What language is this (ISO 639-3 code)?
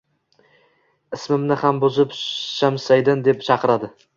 uzb